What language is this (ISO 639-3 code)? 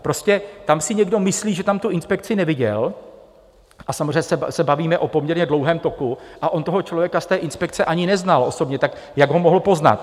ces